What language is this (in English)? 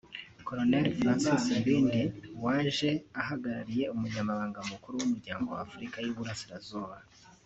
Kinyarwanda